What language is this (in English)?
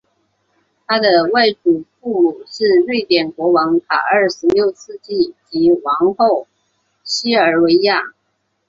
Chinese